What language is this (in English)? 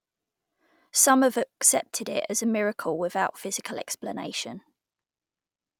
English